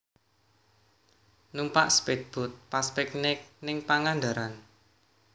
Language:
Javanese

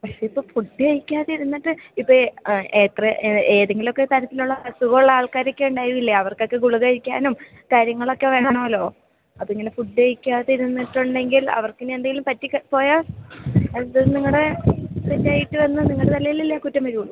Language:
Malayalam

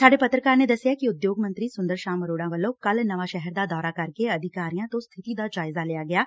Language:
Punjabi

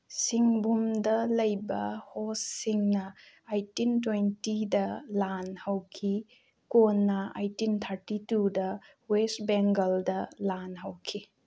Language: Manipuri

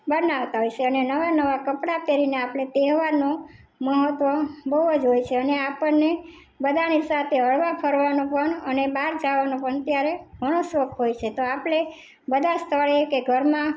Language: Gujarati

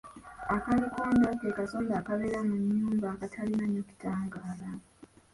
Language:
Ganda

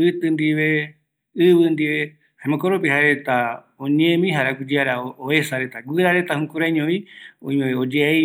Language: Eastern Bolivian Guaraní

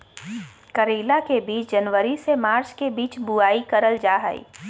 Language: Magahi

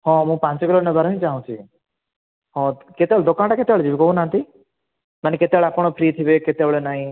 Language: Odia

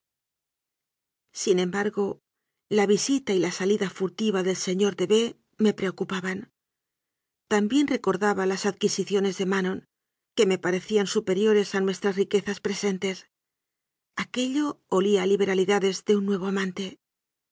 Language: Spanish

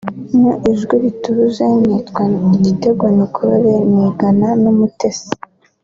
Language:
Kinyarwanda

